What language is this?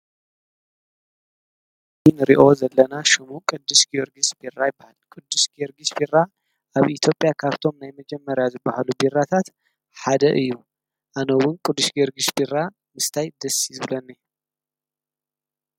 Tigrinya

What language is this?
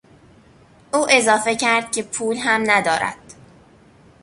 Persian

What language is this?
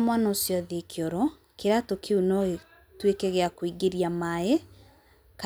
Kikuyu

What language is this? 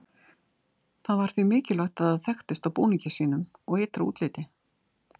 Icelandic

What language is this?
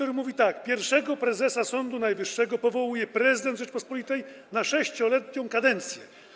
Polish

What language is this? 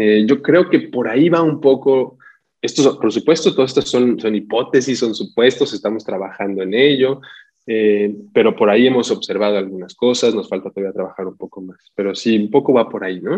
Spanish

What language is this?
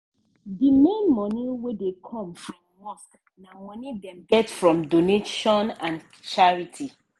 Nigerian Pidgin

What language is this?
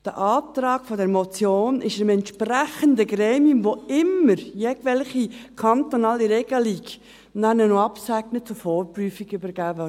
Swiss German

